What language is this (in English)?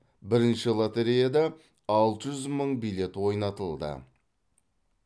Kazakh